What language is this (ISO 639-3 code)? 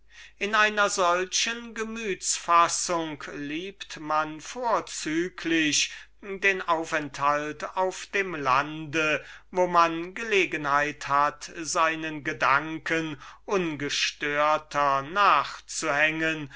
deu